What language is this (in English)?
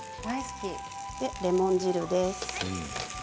Japanese